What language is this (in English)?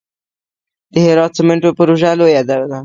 Pashto